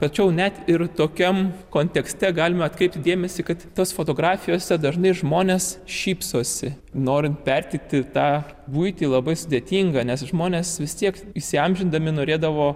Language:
Lithuanian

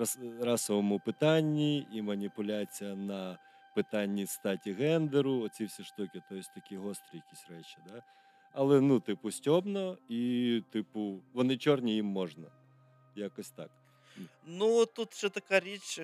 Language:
Ukrainian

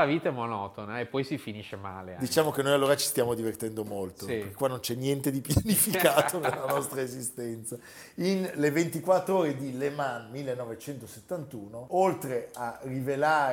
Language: Italian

